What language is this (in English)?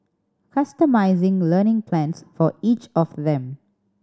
English